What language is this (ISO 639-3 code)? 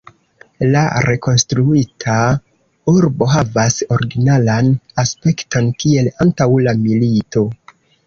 epo